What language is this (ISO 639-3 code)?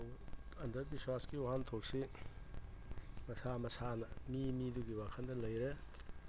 mni